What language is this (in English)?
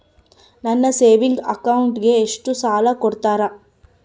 Kannada